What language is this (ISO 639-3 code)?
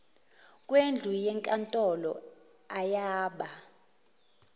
zul